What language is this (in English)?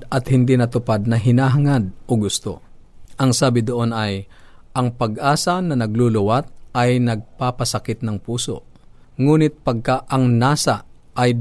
Filipino